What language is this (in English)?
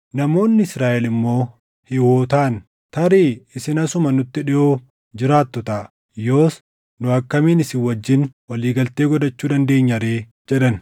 Oromo